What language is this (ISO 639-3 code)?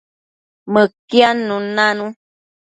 mcf